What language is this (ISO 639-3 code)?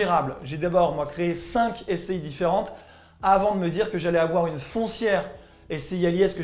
fra